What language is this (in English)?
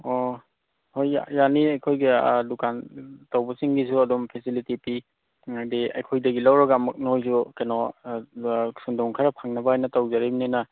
Manipuri